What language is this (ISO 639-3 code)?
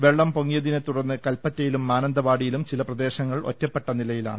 mal